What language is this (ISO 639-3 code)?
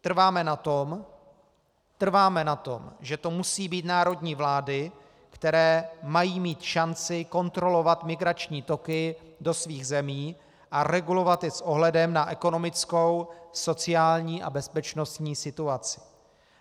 ces